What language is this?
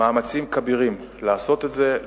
Hebrew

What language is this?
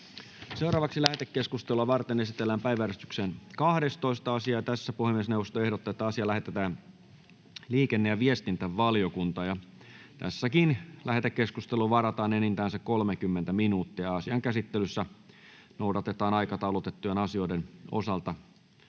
Finnish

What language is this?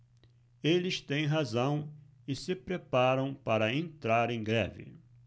Portuguese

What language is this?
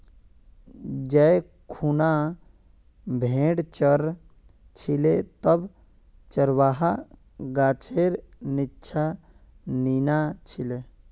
Magahi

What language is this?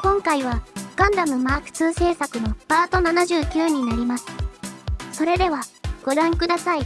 Japanese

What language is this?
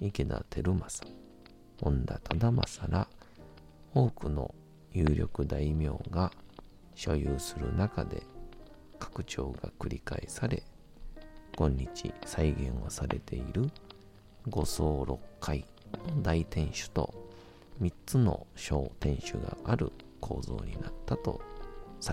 Japanese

